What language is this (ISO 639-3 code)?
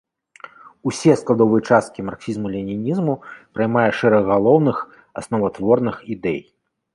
bel